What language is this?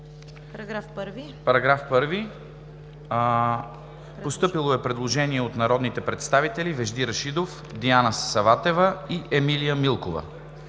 Bulgarian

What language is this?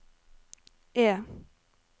Norwegian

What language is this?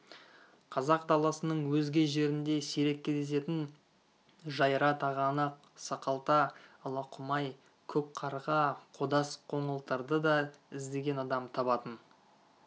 Kazakh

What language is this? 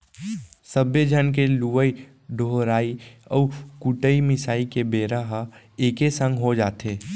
Chhattisgarhi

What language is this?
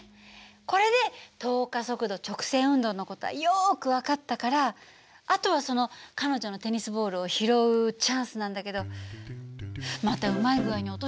Japanese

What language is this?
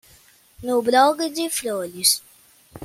Portuguese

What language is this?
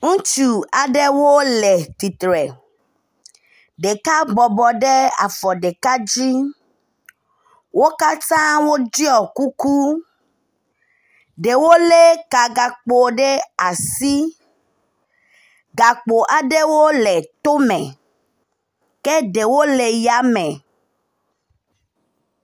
Ewe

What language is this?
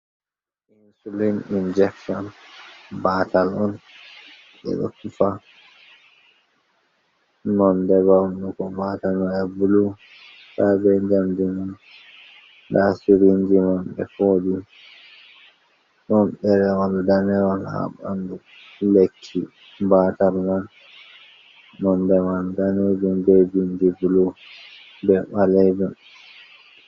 Fula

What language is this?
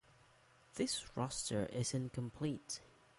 English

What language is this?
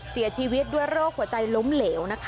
Thai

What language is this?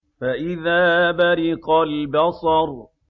Arabic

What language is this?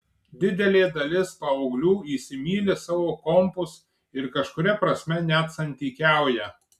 Lithuanian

